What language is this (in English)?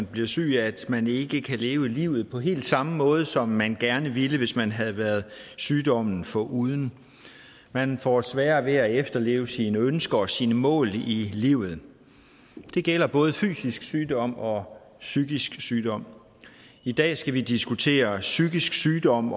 Danish